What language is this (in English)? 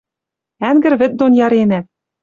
Western Mari